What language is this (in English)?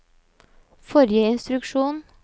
Norwegian